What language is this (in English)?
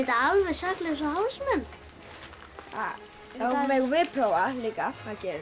Icelandic